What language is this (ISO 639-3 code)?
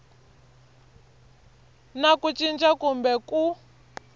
tso